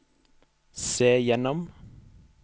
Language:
Norwegian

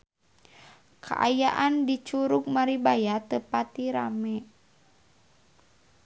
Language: Sundanese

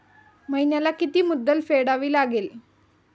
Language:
Marathi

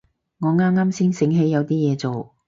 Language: Cantonese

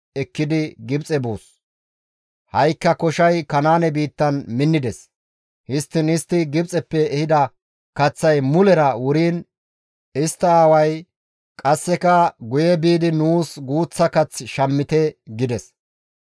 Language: Gamo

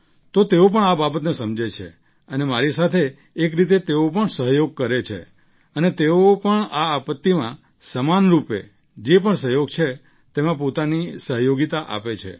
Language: Gujarati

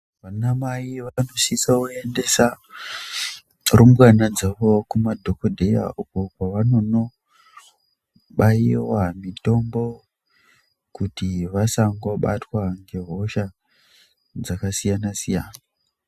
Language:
Ndau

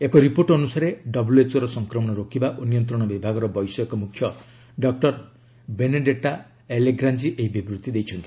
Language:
Odia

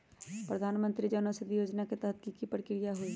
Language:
Magahi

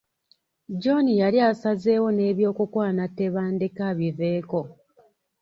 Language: Ganda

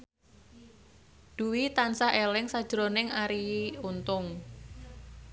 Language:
Javanese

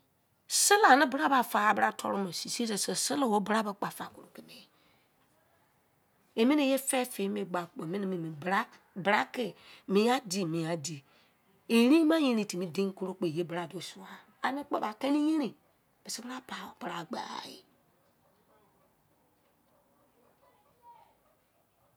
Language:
Izon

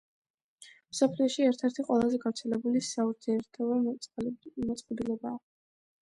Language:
Georgian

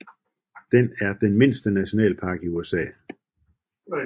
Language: Danish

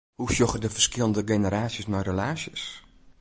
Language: Western Frisian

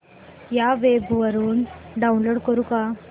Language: Marathi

